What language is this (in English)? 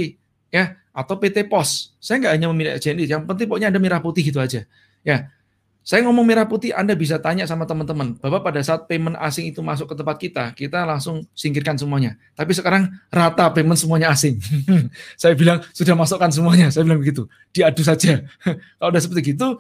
Indonesian